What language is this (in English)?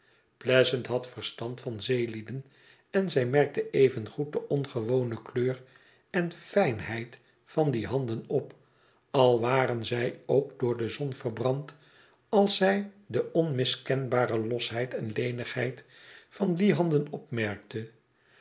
Dutch